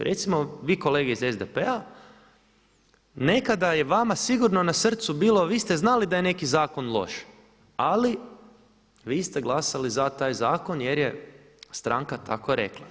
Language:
Croatian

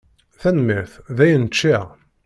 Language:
Kabyle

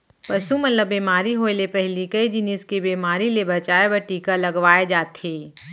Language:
Chhattisgarhi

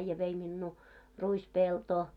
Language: Finnish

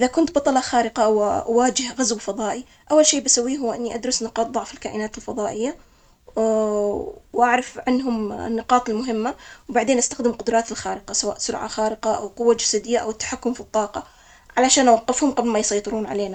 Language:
Omani Arabic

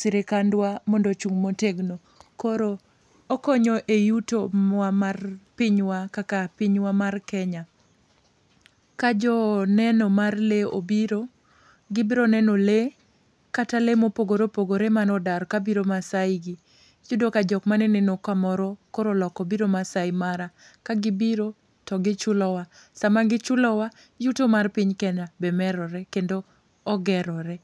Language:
Luo (Kenya and Tanzania)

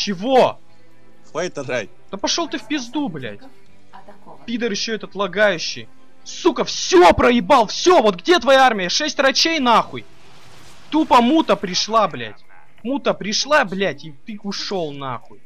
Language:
Russian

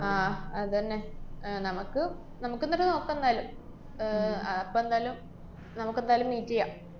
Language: Malayalam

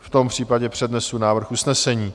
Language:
Czech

